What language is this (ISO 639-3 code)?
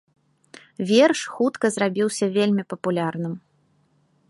bel